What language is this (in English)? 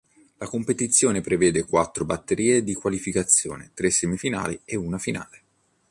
Italian